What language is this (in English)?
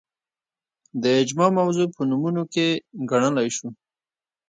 Pashto